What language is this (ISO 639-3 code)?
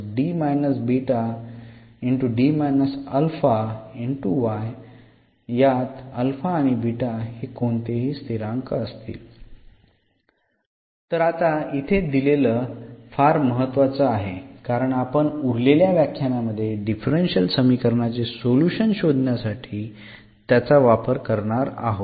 mar